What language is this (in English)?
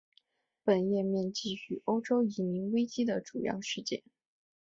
Chinese